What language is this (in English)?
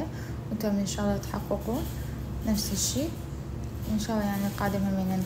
Arabic